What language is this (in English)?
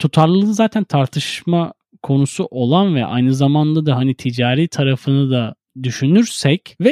Turkish